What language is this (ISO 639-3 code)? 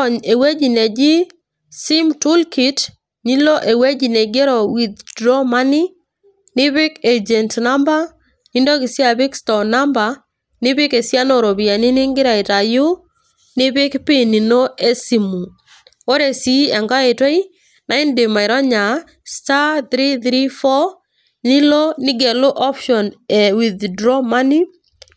mas